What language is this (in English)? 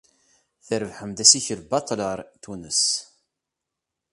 Kabyle